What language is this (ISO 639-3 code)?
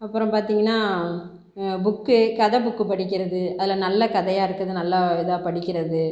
tam